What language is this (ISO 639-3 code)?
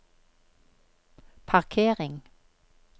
nor